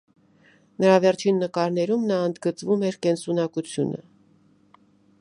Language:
Armenian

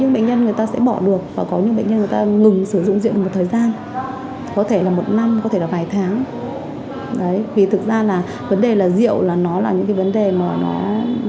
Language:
Vietnamese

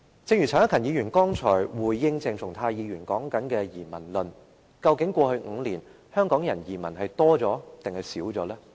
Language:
Cantonese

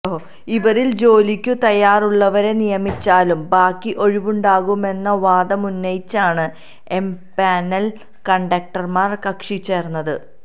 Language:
Malayalam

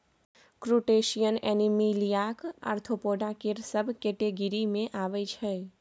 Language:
Maithili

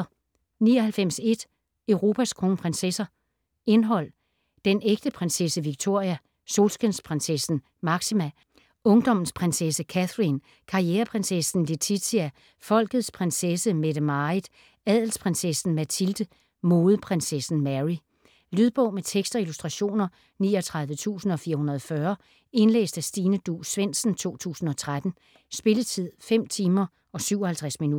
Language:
Danish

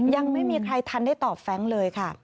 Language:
Thai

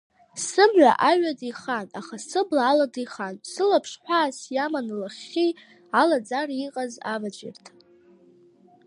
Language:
Abkhazian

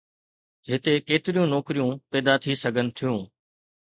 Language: Sindhi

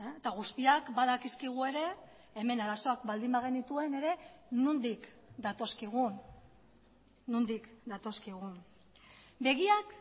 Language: Basque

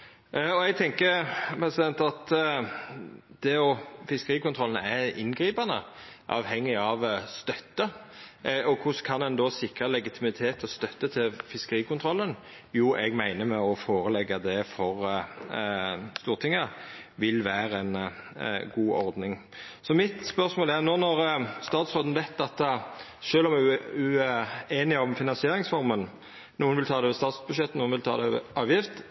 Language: Norwegian Nynorsk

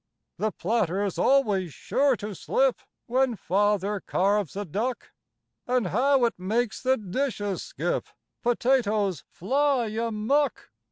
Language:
English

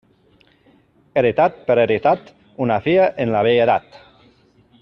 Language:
Catalan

